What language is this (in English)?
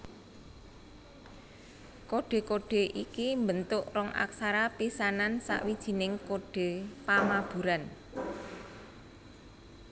Javanese